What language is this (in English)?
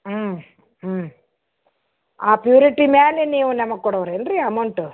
Kannada